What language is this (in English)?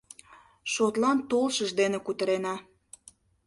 Mari